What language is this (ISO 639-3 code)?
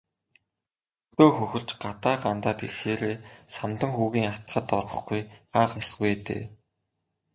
mon